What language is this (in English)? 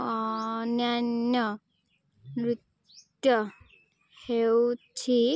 Odia